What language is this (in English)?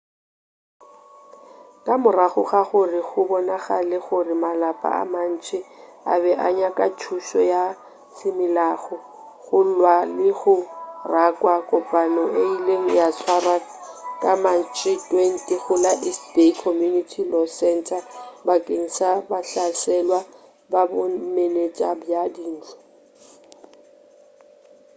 Northern Sotho